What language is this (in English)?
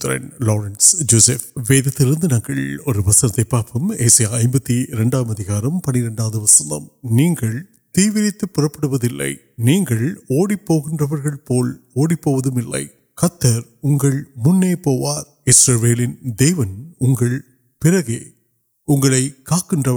Urdu